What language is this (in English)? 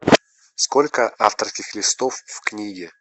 Russian